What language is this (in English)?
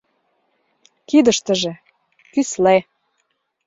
Mari